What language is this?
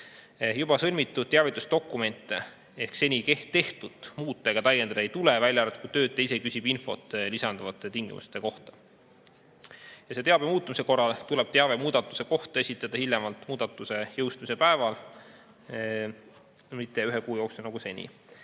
Estonian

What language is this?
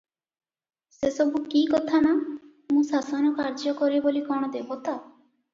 Odia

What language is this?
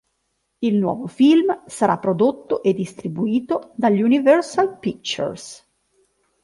Italian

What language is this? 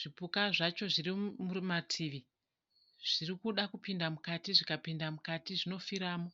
Shona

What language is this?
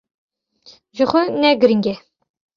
Kurdish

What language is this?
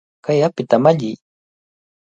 Cajatambo North Lima Quechua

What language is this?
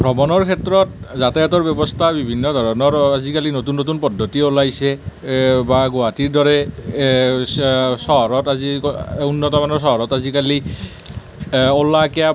Assamese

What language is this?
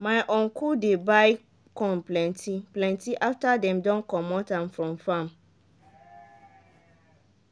Nigerian Pidgin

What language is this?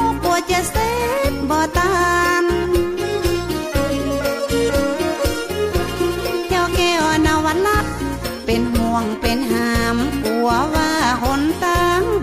Thai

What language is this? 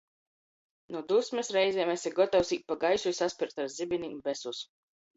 Latgalian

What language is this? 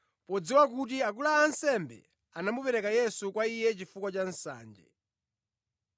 Nyanja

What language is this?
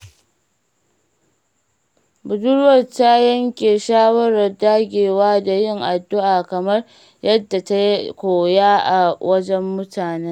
Hausa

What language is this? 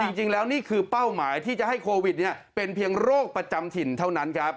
Thai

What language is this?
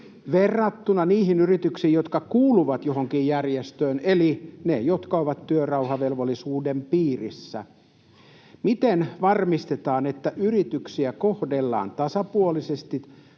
Finnish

